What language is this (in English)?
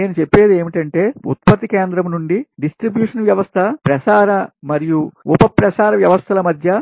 Telugu